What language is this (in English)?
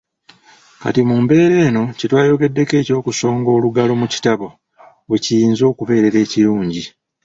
Ganda